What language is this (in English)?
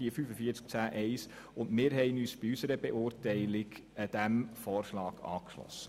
Swiss German